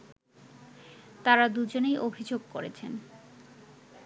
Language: Bangla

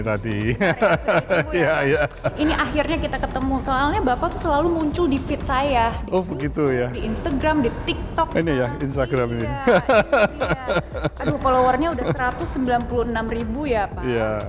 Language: Indonesian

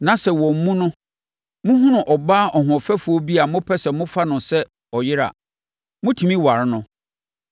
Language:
Akan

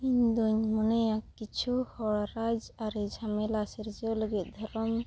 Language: Santali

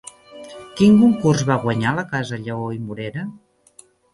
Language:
Catalan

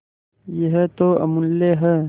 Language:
Hindi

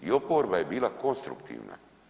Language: Croatian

